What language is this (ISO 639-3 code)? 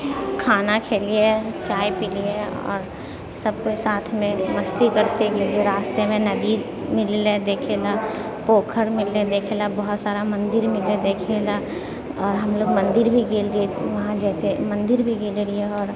mai